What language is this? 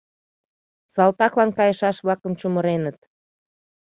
Mari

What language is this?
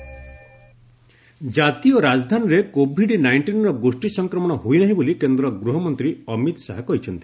Odia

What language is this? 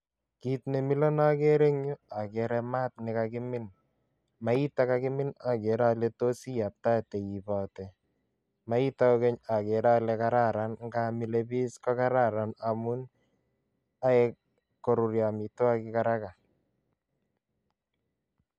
Kalenjin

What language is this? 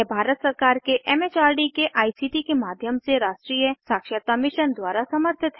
Hindi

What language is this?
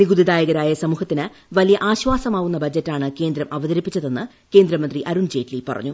Malayalam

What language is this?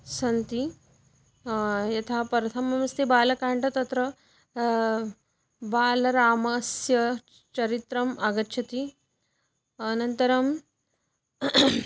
Sanskrit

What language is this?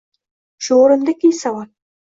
Uzbek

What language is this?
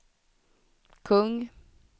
Swedish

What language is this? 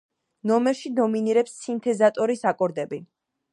Georgian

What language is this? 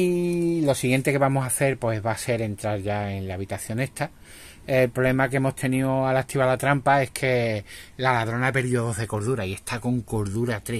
Spanish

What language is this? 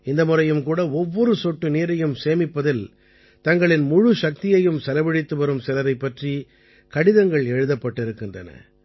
Tamil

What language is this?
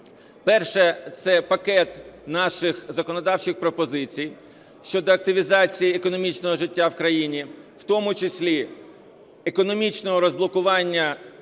Ukrainian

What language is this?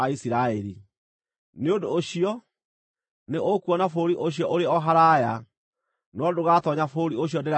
Kikuyu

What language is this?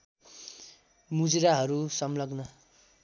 Nepali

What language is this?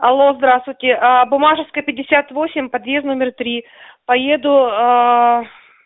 Russian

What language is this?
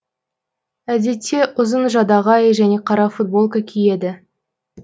Kazakh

